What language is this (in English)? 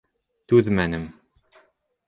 Bashkir